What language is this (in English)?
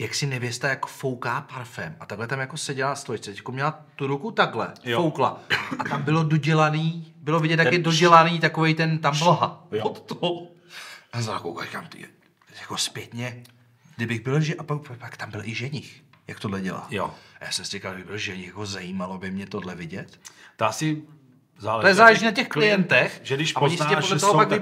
Czech